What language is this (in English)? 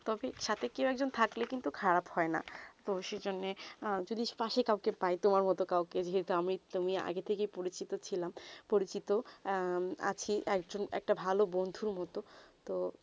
Bangla